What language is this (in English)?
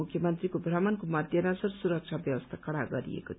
Nepali